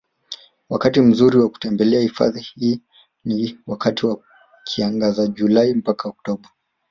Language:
Swahili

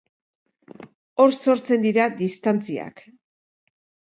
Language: Basque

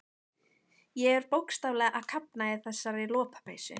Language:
Icelandic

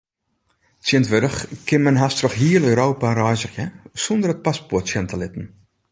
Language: Western Frisian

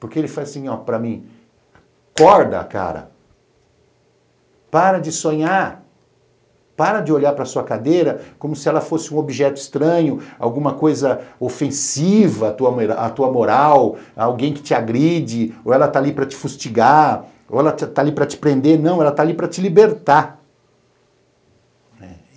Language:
Portuguese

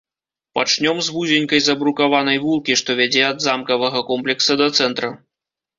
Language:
Belarusian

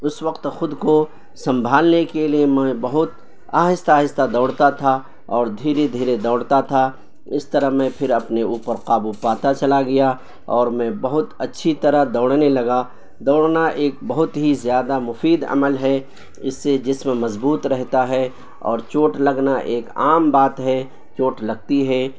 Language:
Urdu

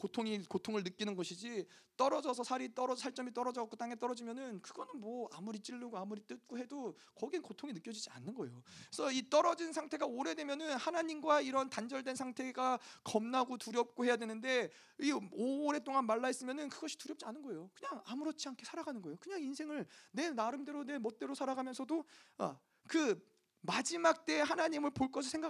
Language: Korean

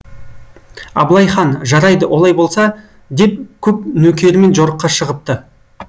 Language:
Kazakh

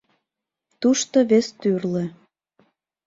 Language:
Mari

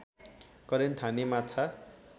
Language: Nepali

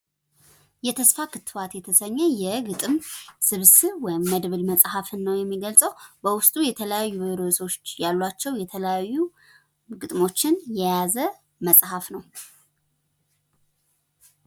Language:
Amharic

